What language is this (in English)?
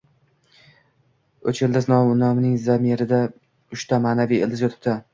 Uzbek